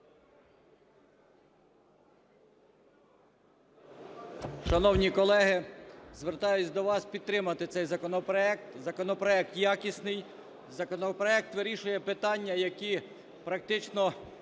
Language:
Ukrainian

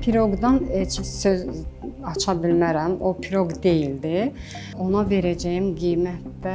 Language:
Turkish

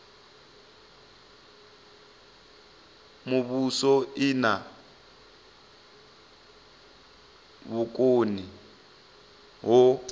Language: Venda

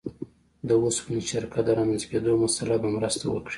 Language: Pashto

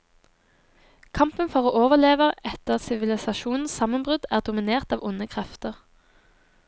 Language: Norwegian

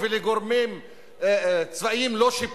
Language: Hebrew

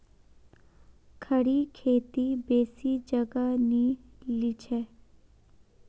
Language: Magahi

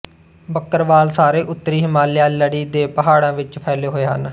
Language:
Punjabi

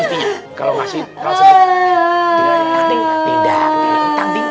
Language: Indonesian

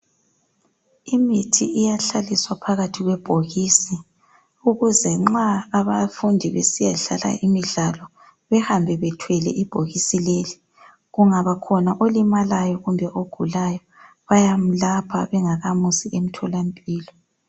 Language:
North Ndebele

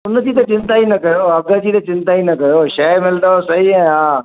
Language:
Sindhi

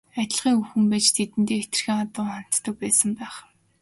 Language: Mongolian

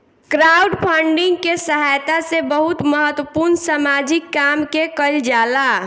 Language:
Bhojpuri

